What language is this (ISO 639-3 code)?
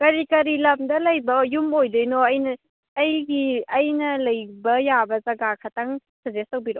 mni